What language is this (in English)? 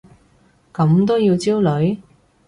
Cantonese